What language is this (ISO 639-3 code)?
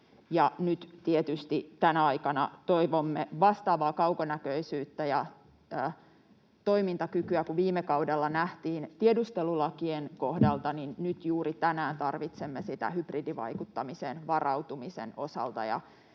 fin